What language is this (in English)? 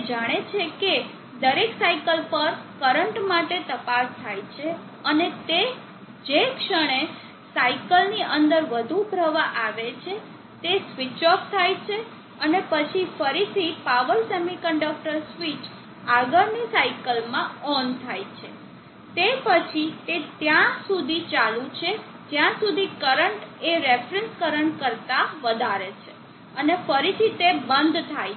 Gujarati